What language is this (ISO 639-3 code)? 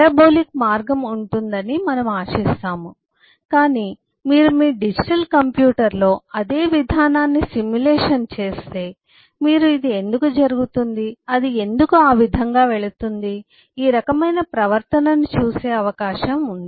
tel